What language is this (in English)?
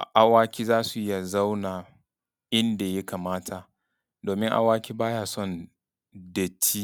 Hausa